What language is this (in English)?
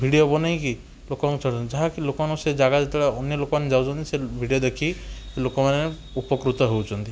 Odia